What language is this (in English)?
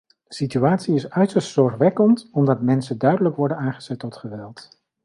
Dutch